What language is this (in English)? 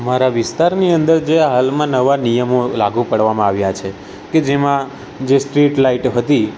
Gujarati